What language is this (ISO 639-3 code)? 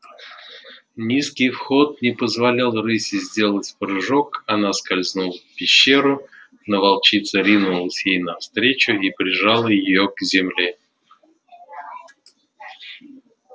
rus